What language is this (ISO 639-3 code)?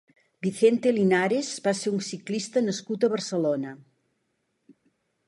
cat